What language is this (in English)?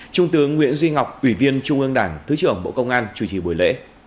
Vietnamese